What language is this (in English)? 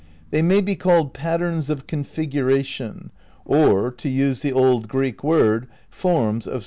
English